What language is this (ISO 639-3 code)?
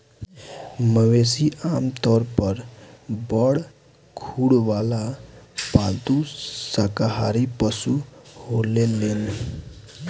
bho